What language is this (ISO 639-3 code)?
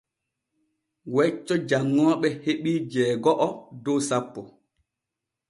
fue